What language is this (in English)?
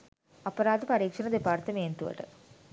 Sinhala